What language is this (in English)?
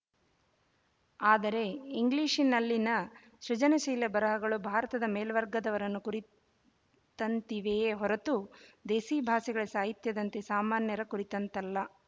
Kannada